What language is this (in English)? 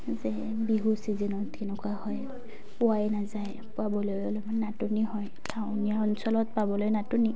Assamese